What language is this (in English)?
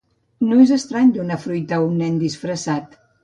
Catalan